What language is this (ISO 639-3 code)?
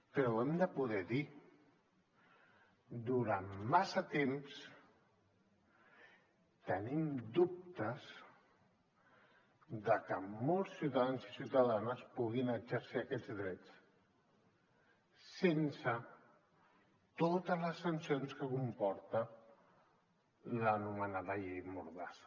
cat